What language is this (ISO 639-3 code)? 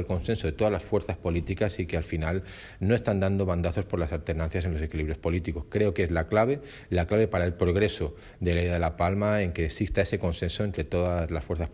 spa